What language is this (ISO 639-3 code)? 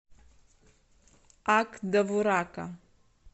rus